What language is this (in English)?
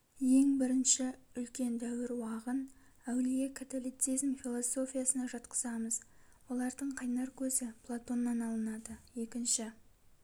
Kazakh